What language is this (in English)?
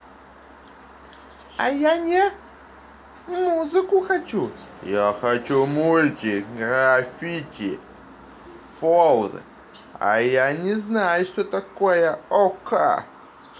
Russian